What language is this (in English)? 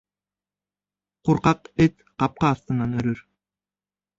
Bashkir